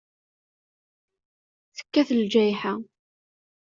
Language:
Kabyle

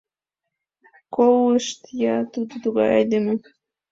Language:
Mari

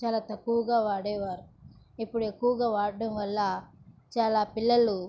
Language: Telugu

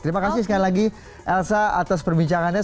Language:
Indonesian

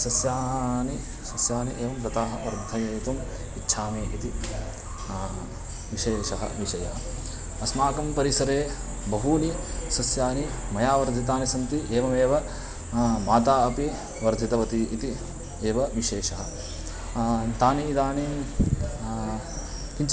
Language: Sanskrit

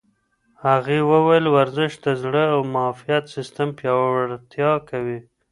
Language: Pashto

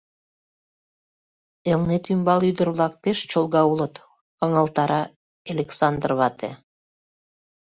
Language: Mari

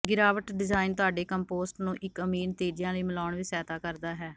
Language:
Punjabi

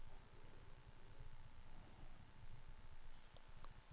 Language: Danish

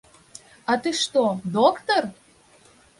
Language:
Belarusian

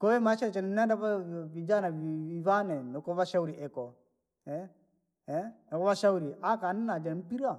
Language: Langi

